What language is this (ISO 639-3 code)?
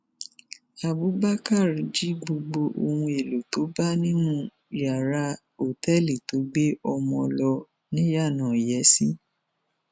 yor